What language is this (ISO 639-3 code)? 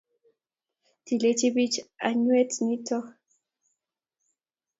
kln